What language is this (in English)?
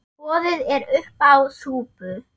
Icelandic